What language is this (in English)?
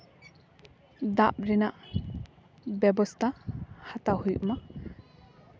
Santali